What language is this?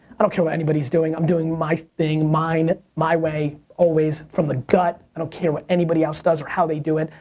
English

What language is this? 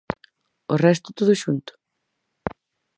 Galician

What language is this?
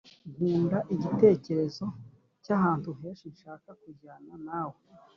Kinyarwanda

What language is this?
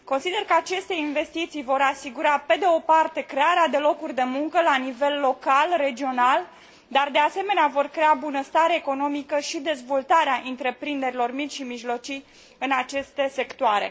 Romanian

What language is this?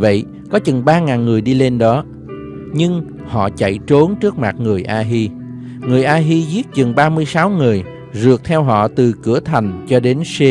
Vietnamese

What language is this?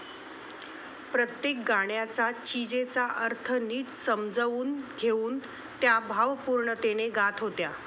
Marathi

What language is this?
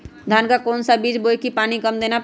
Magahi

